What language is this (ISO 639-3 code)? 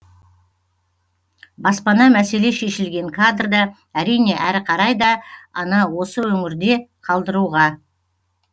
kaz